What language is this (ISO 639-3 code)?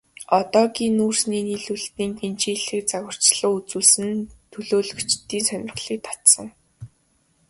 mon